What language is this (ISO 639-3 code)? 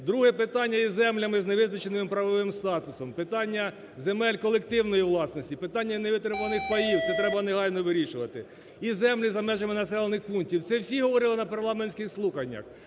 ukr